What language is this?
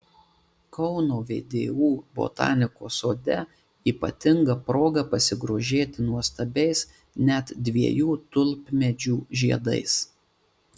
Lithuanian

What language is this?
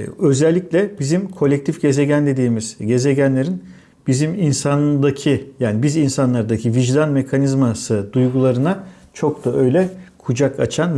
Turkish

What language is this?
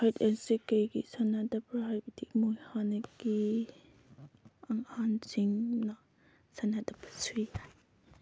Manipuri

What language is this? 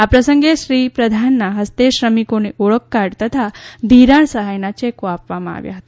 Gujarati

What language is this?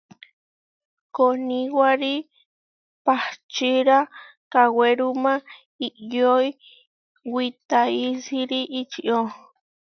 Huarijio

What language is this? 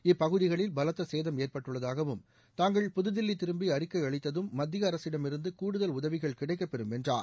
Tamil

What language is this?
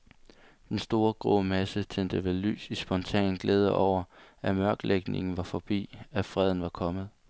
Danish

